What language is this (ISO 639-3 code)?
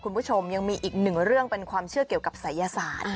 tha